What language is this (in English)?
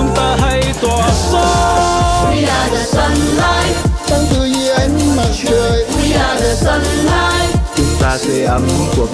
Vietnamese